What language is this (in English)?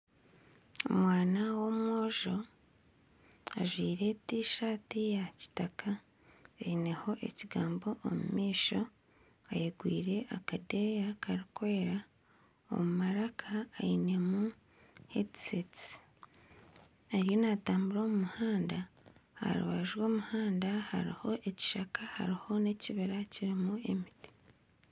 Nyankole